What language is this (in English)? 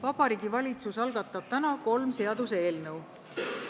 Estonian